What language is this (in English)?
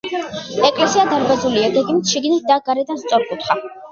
Georgian